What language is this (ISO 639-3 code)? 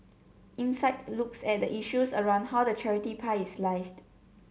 eng